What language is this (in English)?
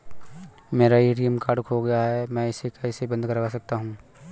Hindi